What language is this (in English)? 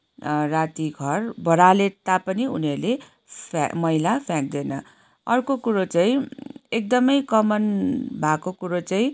Nepali